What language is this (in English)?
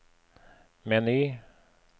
Norwegian